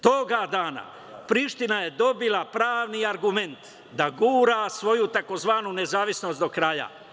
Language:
Serbian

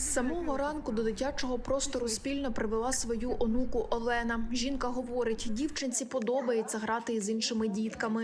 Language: Ukrainian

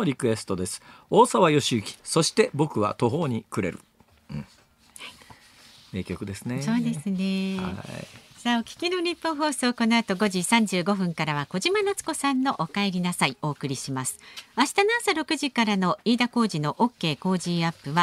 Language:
Japanese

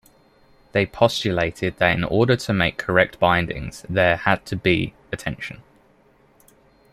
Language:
English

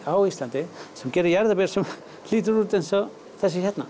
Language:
Icelandic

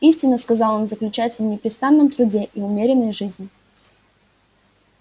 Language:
Russian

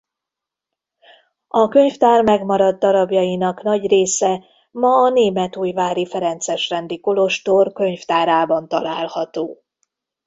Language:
Hungarian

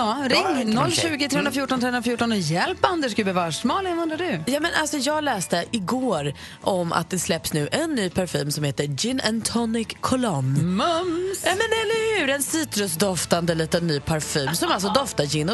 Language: Swedish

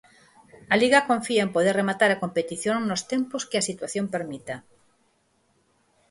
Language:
Galician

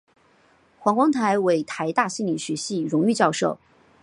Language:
Chinese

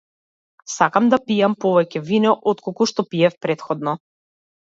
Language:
Macedonian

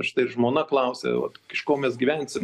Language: Lithuanian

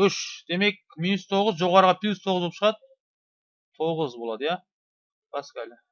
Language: Turkish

